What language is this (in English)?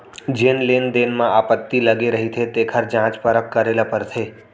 Chhattisgarhi